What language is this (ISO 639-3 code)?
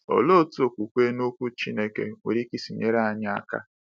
ibo